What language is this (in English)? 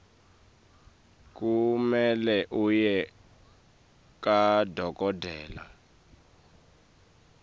Swati